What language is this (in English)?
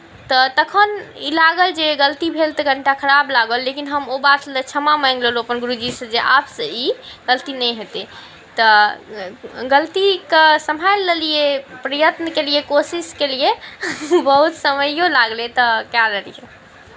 Maithili